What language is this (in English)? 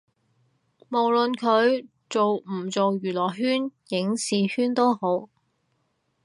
Cantonese